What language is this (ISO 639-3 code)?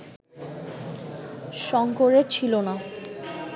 ben